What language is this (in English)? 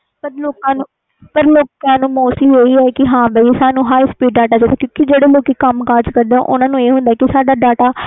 Punjabi